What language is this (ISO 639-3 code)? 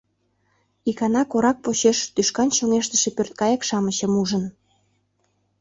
chm